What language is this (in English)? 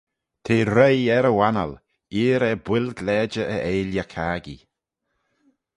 Manx